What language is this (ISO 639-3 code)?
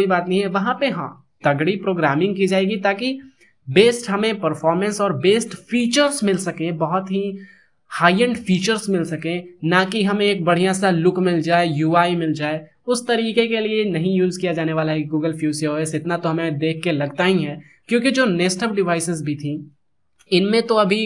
hin